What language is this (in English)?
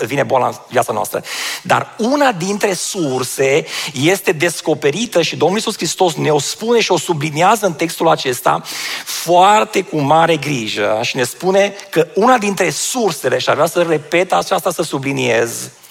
Romanian